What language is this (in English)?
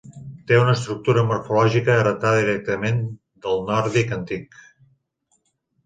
Catalan